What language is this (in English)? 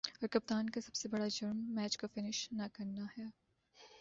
Urdu